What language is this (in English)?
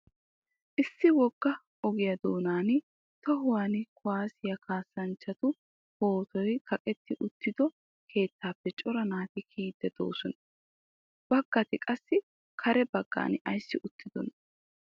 Wolaytta